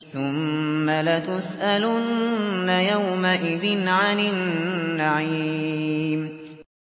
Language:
Arabic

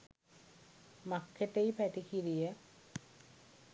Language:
Sinhala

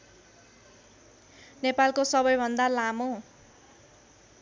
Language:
Nepali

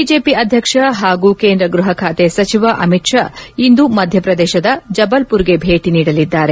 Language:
Kannada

